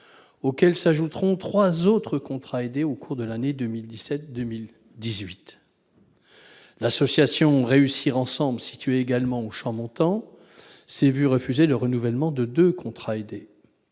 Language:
French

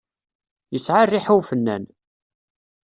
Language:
Kabyle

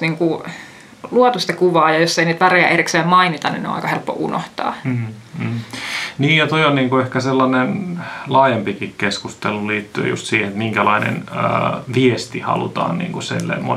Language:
Finnish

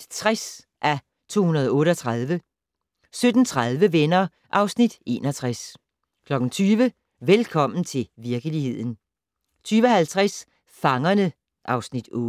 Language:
Danish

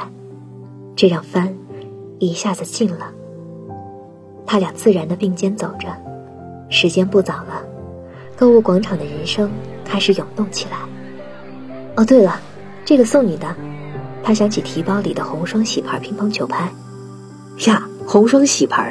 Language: Chinese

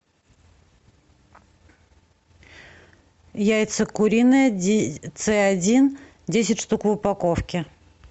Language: Russian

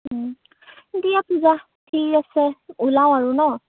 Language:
Assamese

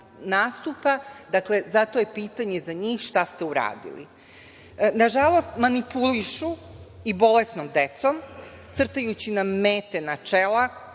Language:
Serbian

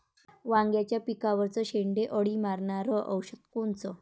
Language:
Marathi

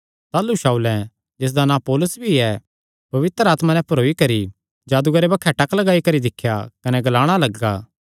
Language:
Kangri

